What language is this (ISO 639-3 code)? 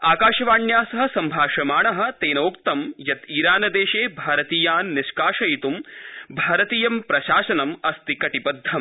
san